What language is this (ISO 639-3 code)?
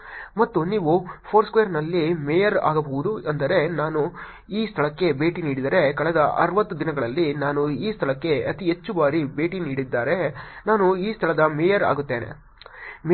kan